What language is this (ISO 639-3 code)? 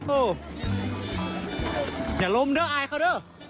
tha